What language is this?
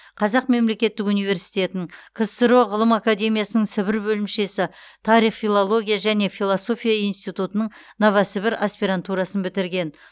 Kazakh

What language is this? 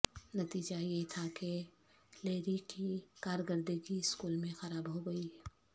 Urdu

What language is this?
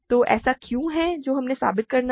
Hindi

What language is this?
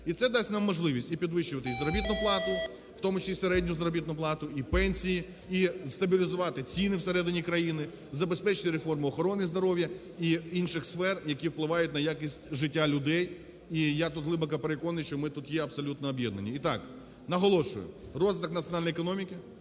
Ukrainian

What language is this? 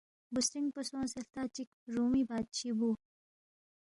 Balti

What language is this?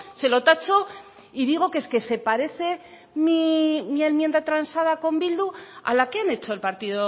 Spanish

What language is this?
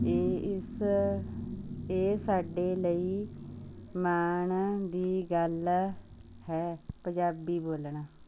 Punjabi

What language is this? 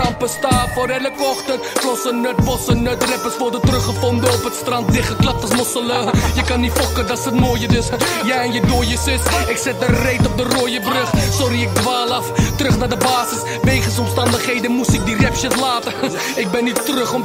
Dutch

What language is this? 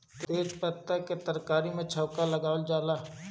Bhojpuri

